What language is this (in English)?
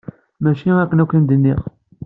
Kabyle